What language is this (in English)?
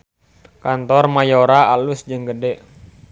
Sundanese